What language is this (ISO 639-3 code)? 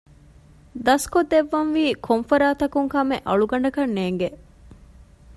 div